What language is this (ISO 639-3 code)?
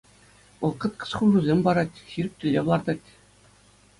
chv